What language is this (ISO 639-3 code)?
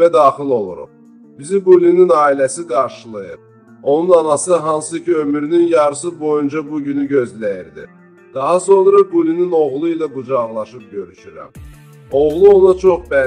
tur